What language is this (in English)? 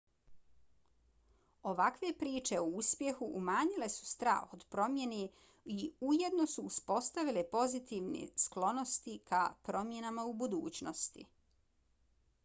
Bosnian